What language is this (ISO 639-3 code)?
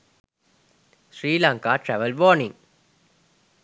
sin